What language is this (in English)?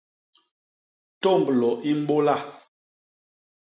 Basaa